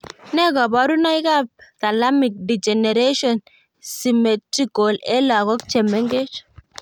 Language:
Kalenjin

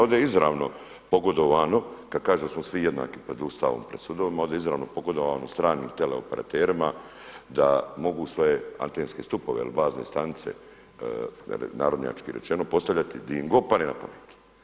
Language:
Croatian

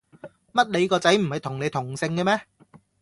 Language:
Cantonese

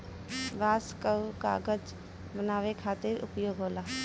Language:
Bhojpuri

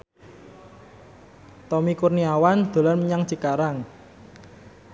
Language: Javanese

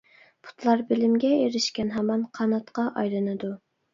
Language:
Uyghur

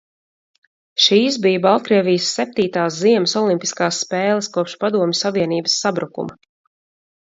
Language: Latvian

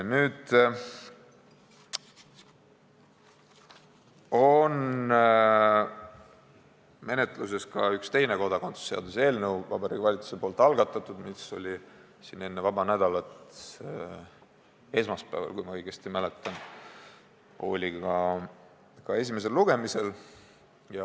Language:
Estonian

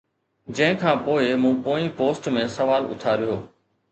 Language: Sindhi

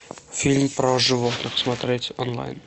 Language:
Russian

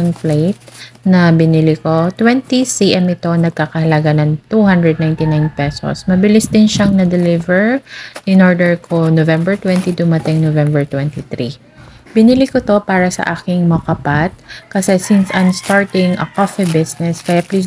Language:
Filipino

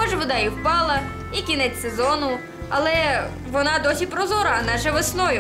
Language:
Ukrainian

